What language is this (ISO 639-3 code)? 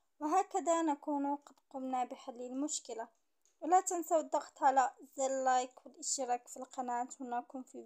ara